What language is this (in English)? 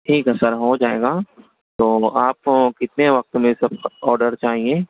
Urdu